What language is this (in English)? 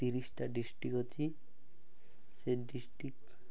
Odia